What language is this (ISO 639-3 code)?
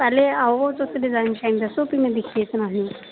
doi